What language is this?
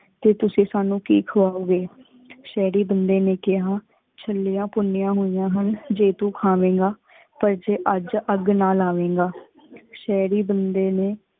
Punjabi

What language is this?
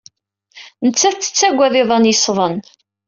Kabyle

